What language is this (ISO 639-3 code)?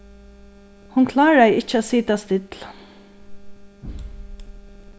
fao